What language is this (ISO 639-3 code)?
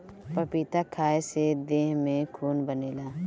bho